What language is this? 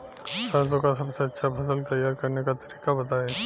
Bhojpuri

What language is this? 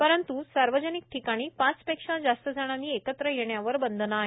Marathi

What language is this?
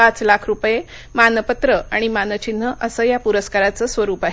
Marathi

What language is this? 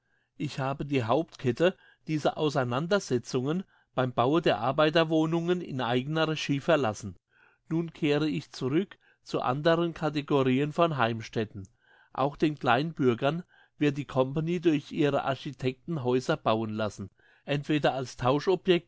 German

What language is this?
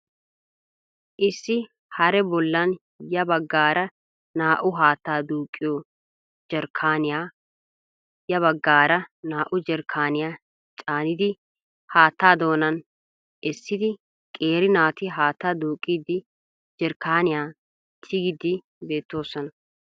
Wolaytta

